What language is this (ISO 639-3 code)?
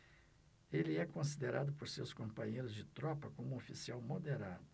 por